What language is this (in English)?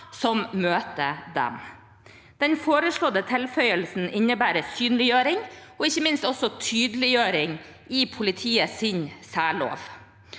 Norwegian